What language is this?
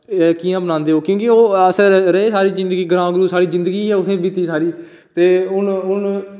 Dogri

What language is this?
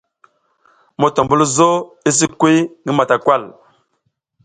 South Giziga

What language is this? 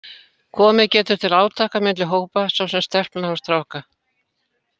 Icelandic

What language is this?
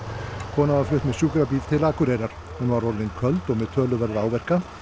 Icelandic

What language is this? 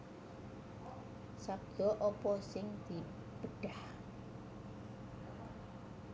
Javanese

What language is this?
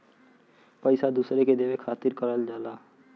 Bhojpuri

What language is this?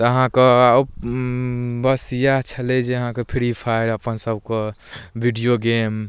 Maithili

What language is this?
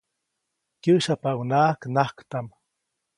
Copainalá Zoque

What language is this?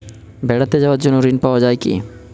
Bangla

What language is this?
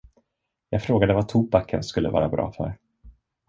Swedish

